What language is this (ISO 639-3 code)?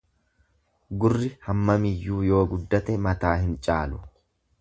orm